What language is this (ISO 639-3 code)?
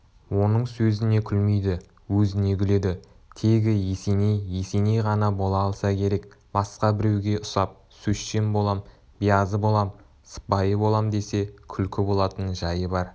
kaz